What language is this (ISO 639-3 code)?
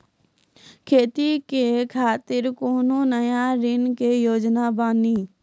mai